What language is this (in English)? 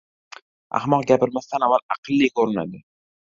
Uzbek